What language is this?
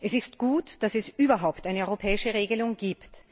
German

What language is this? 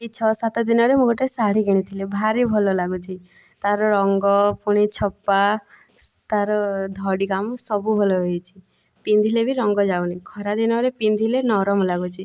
Odia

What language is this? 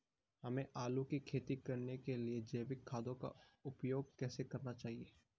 Hindi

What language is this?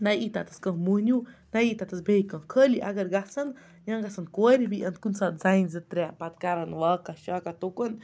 Kashmiri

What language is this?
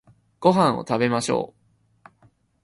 Japanese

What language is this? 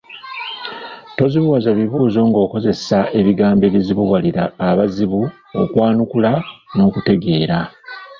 Ganda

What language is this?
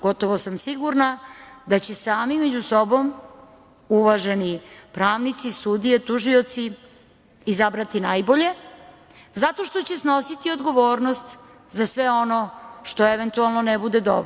Serbian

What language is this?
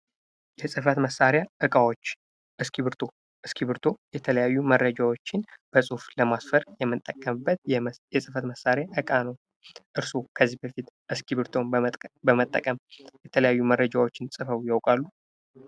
Amharic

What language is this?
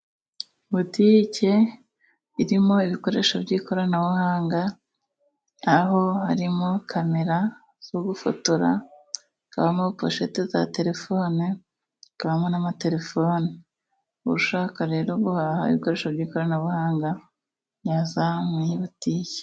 Kinyarwanda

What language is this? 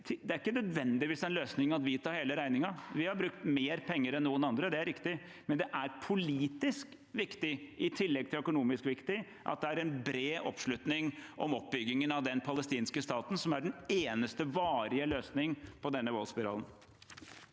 Norwegian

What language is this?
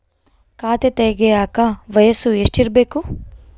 Kannada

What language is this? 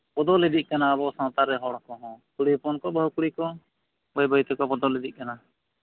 Santali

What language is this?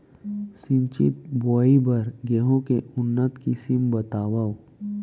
Chhattisgarhi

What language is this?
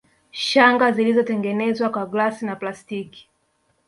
Swahili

